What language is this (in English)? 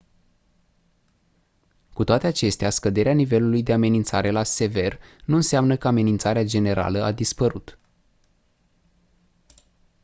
Romanian